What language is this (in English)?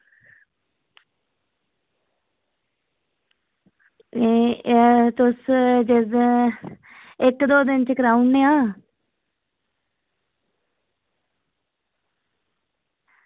Dogri